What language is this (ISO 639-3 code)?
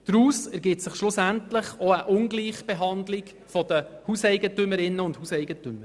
gsw